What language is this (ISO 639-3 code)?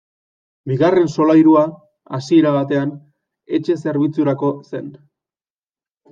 eus